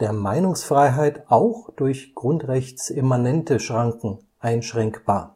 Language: German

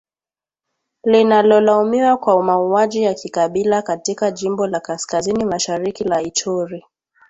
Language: Swahili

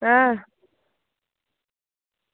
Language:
Dogri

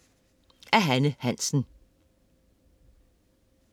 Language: Danish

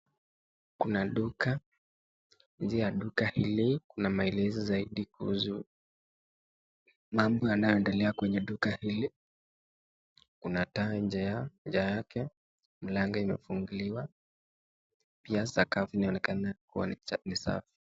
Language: Swahili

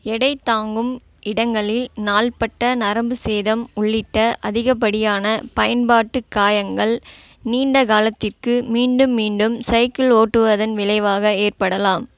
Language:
Tamil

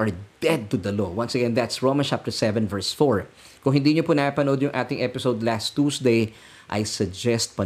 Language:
Filipino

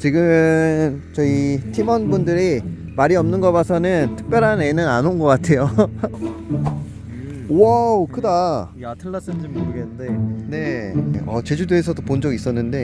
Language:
Korean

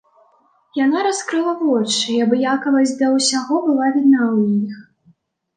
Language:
Belarusian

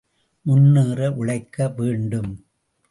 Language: Tamil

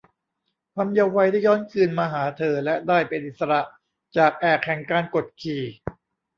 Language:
Thai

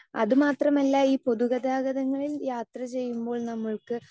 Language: Malayalam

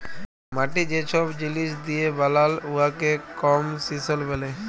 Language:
Bangla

